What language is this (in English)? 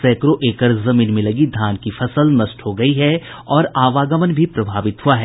Hindi